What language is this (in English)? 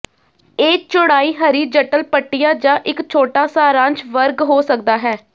Punjabi